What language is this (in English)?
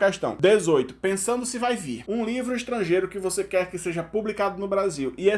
Portuguese